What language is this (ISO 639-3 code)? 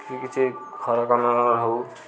ori